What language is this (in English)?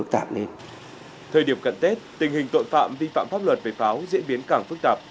Vietnamese